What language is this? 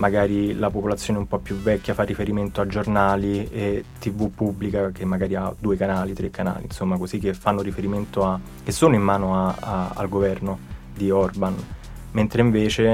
Italian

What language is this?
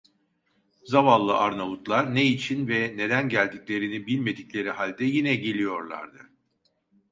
Turkish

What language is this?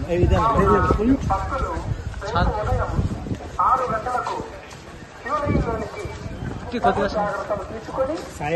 Telugu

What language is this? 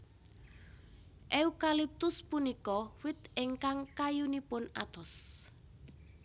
Javanese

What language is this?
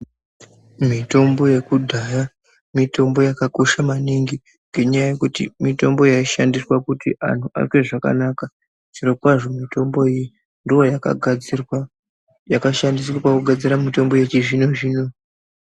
Ndau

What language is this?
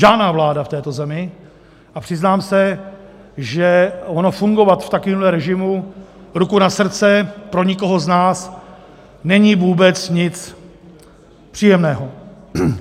Czech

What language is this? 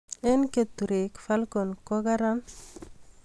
Kalenjin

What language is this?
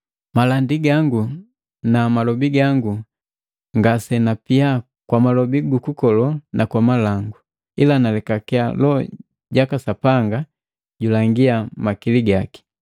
Matengo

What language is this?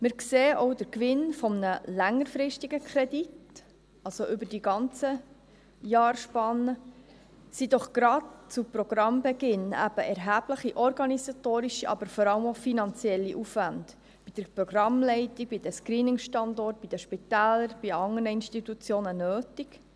Swiss German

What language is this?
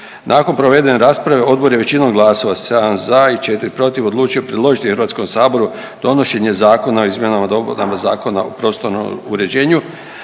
Croatian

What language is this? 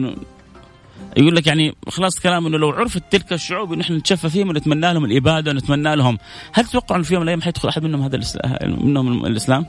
Arabic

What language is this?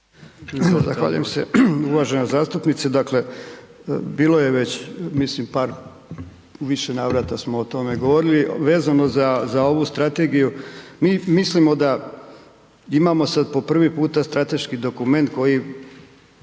Croatian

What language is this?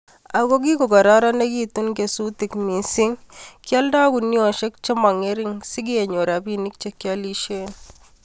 Kalenjin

